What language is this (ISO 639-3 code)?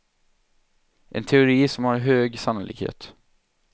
swe